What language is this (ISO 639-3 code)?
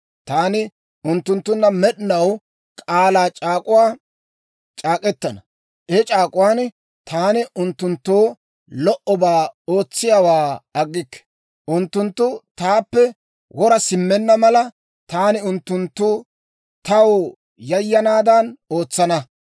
dwr